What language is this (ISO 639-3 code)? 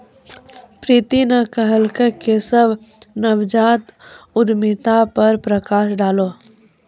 mai